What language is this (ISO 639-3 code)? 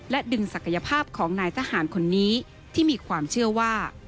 tha